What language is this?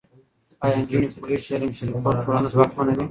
Pashto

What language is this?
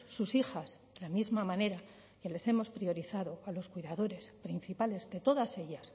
Spanish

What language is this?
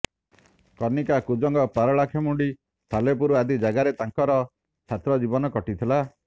Odia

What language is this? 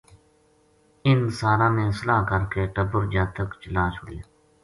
Gujari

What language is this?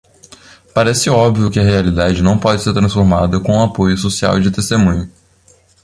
Portuguese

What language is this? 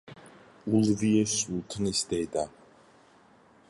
Georgian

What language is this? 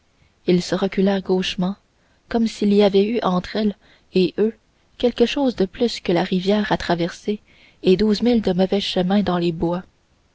French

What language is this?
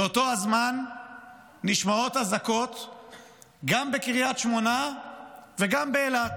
Hebrew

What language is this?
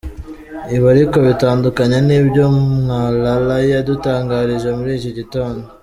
Kinyarwanda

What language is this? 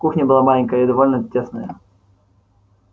Russian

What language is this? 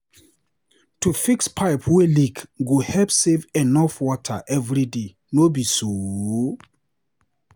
Nigerian Pidgin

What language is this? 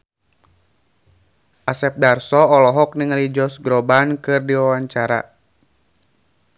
Sundanese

